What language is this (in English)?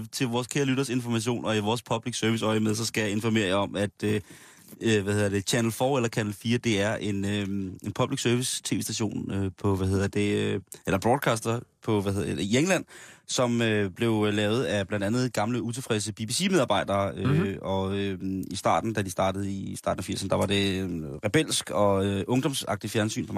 Danish